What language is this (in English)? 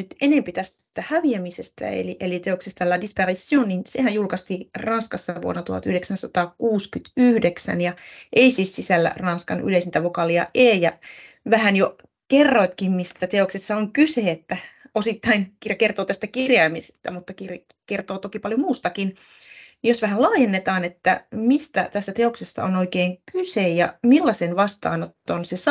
Finnish